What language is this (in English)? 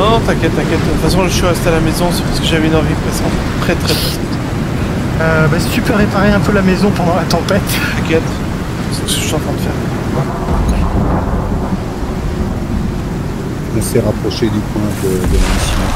French